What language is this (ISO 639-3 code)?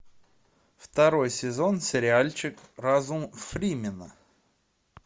rus